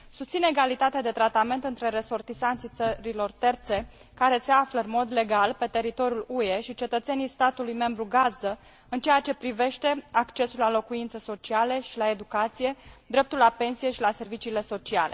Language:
Romanian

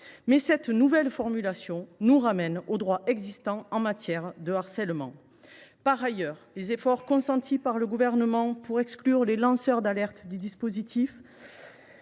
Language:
French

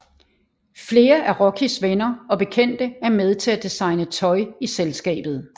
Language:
Danish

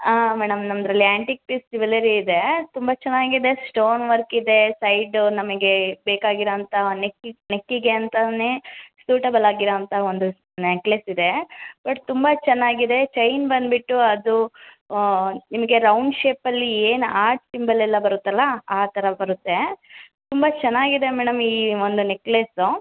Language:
Kannada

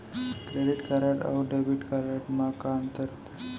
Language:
Chhattisgarhi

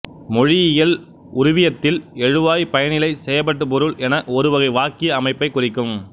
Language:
Tamil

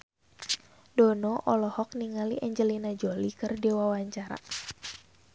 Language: Sundanese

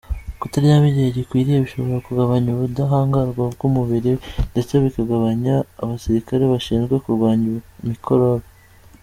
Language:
Kinyarwanda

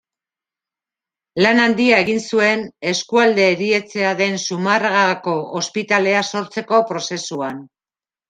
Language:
Basque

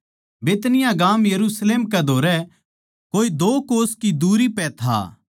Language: Haryanvi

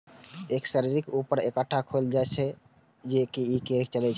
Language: Maithili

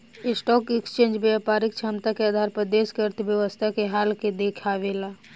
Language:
Bhojpuri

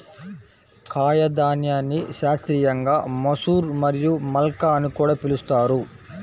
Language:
Telugu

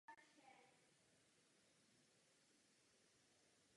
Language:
Czech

